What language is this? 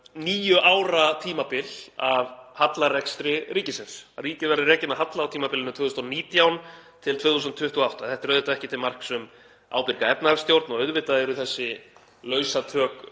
Icelandic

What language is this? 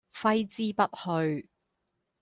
Cantonese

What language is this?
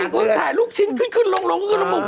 Thai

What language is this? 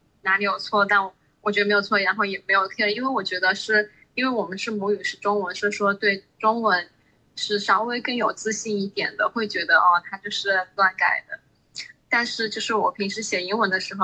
Chinese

